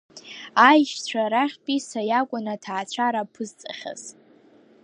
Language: Abkhazian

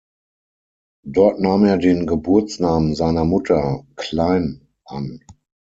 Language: German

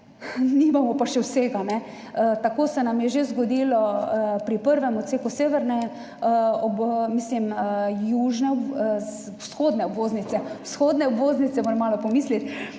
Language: Slovenian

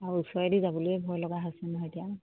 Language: Assamese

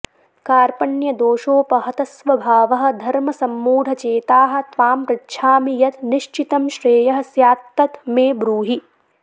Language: Sanskrit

